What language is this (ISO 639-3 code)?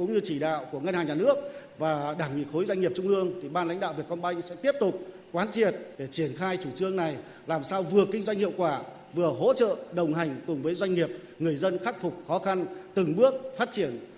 vie